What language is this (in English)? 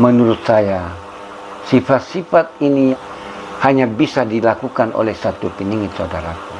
Indonesian